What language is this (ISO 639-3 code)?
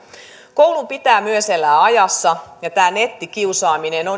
fin